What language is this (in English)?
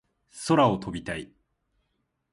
Japanese